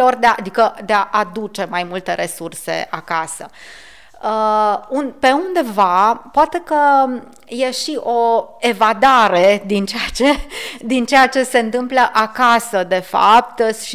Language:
Romanian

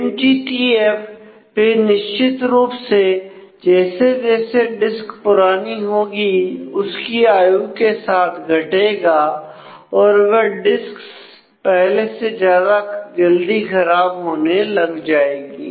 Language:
Hindi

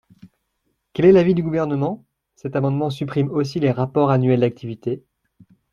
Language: French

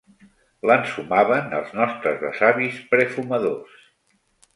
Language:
Catalan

